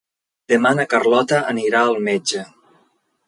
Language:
Catalan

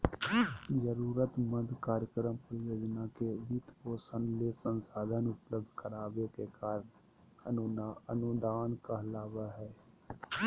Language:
Magahi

